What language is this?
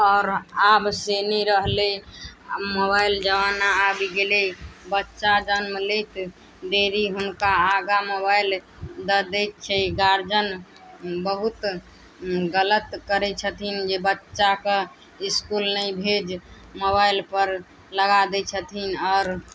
Maithili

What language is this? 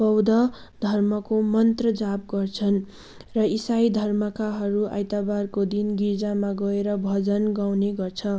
Nepali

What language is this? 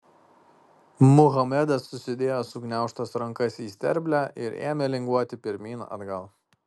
Lithuanian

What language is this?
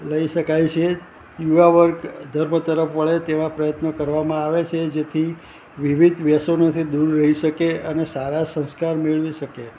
Gujarati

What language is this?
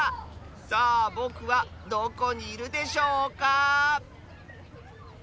Japanese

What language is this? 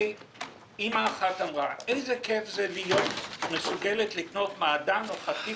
Hebrew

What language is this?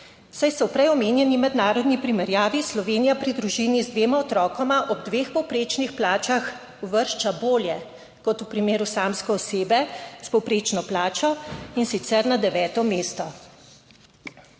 Slovenian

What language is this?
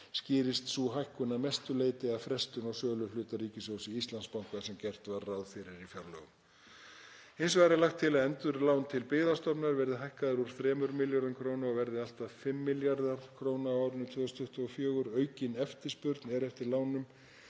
Icelandic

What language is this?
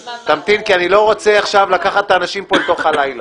Hebrew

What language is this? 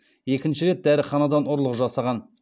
Kazakh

